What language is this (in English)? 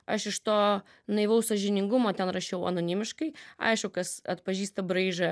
Lithuanian